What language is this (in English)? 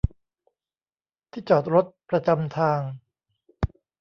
Thai